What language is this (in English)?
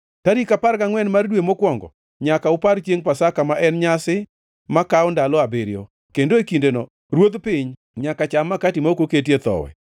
Luo (Kenya and Tanzania)